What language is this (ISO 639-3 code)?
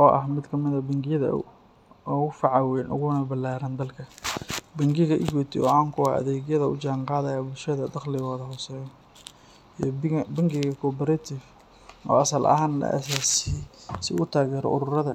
som